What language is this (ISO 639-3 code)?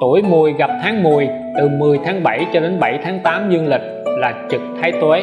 vie